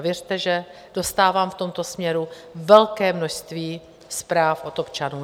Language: Czech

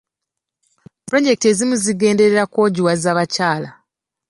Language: Ganda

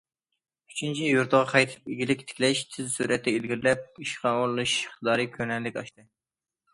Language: Uyghur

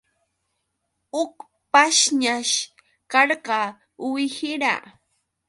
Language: Yauyos Quechua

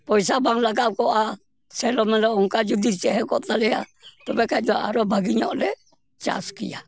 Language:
Santali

